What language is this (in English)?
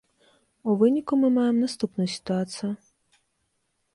Belarusian